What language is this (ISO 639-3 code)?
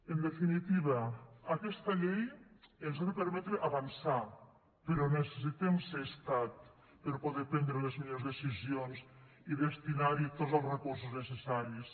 cat